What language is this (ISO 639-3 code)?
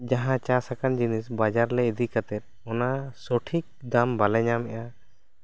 sat